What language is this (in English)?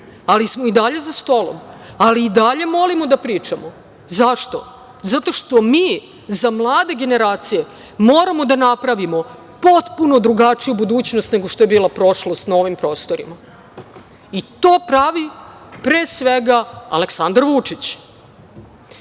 Serbian